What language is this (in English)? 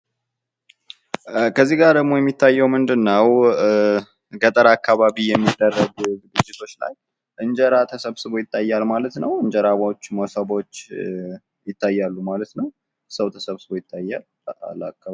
Amharic